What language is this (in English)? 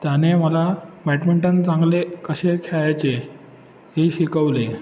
Marathi